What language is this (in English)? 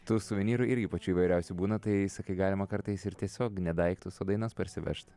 Lithuanian